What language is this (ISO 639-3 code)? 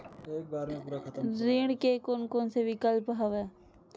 hne